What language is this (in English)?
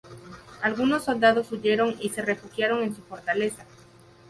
Spanish